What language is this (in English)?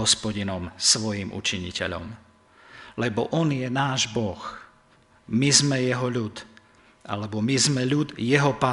Slovak